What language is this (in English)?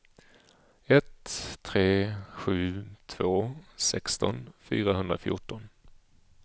Swedish